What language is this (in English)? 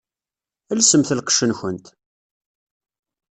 Kabyle